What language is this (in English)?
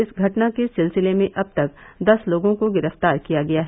Hindi